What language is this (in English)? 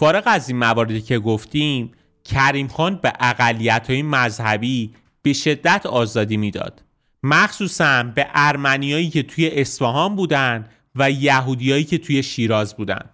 Persian